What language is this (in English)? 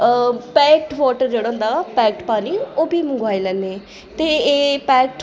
Dogri